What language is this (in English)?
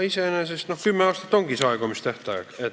Estonian